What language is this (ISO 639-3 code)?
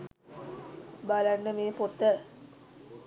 sin